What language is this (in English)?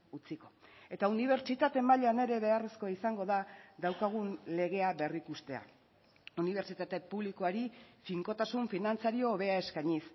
Basque